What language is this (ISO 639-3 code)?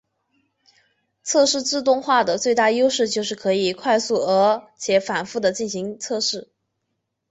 zho